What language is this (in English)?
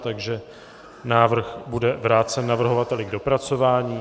Czech